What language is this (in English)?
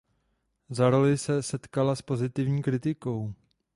Czech